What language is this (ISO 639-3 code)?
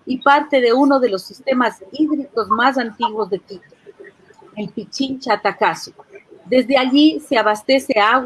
spa